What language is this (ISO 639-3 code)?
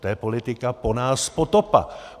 ces